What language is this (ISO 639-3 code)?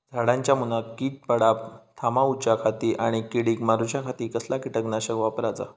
mar